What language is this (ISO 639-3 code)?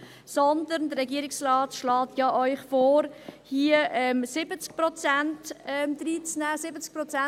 gsw